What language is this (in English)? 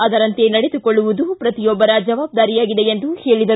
Kannada